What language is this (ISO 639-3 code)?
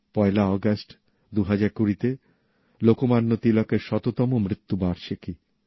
ben